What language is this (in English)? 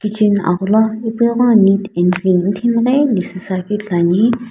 Sumi Naga